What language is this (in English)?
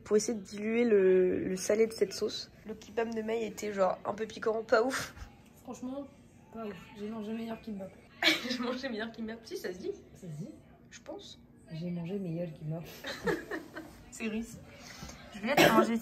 French